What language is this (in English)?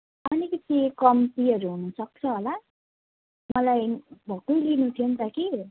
Nepali